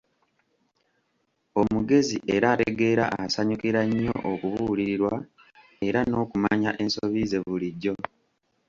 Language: Ganda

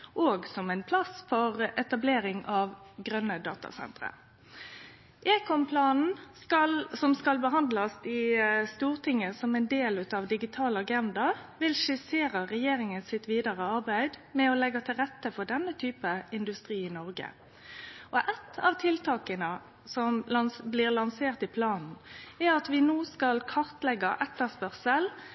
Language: Norwegian Nynorsk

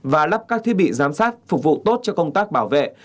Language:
Vietnamese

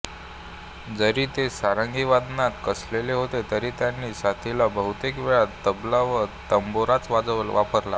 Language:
Marathi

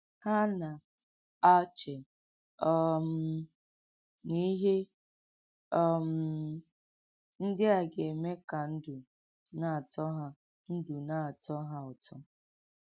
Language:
Igbo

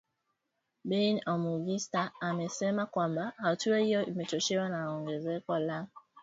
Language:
Swahili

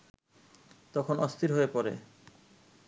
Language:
Bangla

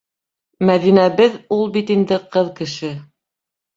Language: Bashkir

